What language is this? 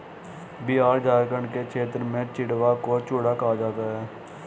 Hindi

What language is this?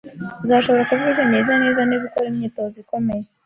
Kinyarwanda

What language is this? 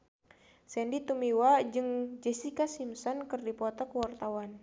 Sundanese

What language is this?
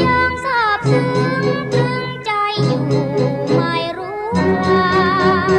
Thai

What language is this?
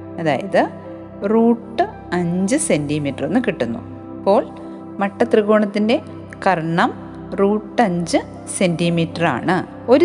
Malayalam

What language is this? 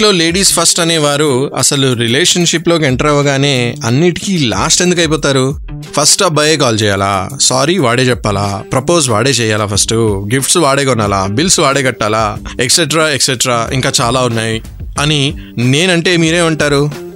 Telugu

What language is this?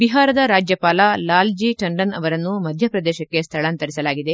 Kannada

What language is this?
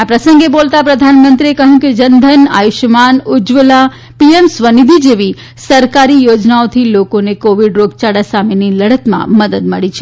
Gujarati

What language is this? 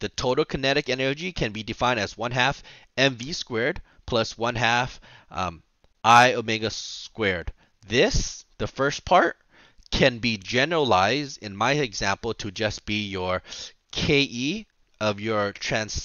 English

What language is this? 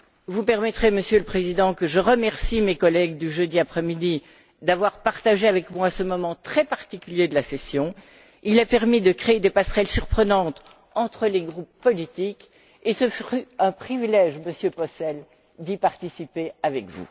French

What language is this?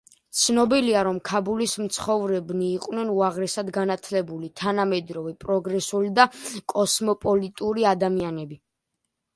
Georgian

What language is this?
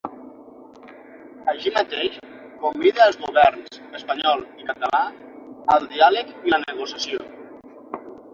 Catalan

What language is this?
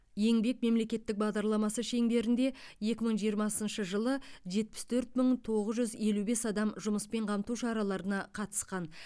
Kazakh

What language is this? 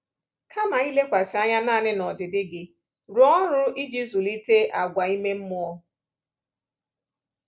Igbo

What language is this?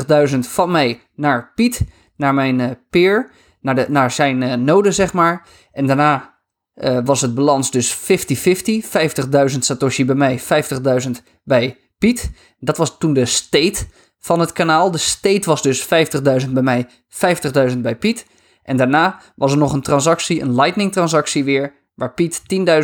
Dutch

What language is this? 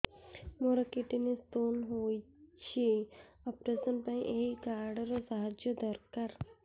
Odia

